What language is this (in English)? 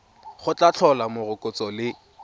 Tswana